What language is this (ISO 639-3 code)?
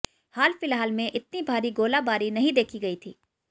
hin